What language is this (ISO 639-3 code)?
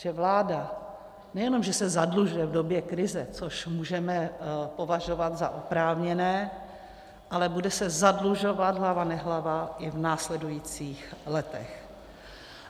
ces